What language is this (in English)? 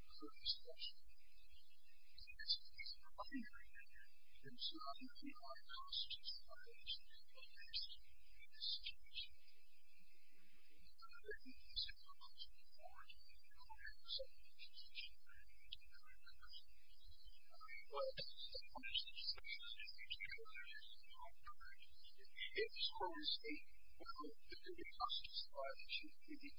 English